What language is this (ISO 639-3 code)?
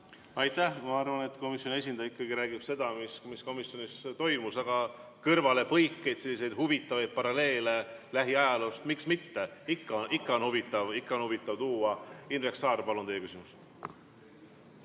est